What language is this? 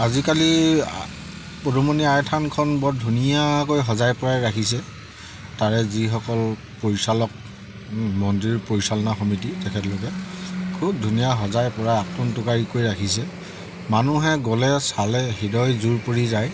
Assamese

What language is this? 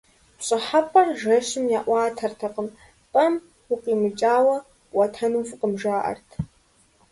Kabardian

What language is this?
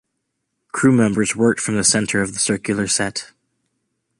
English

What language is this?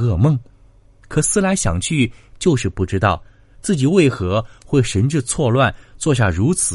Chinese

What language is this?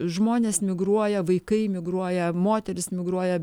Lithuanian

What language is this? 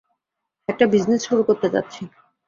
Bangla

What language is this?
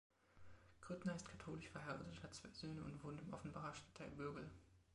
German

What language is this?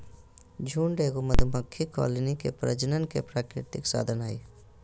Magahi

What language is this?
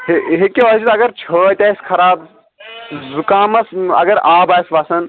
Kashmiri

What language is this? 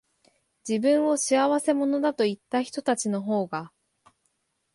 Japanese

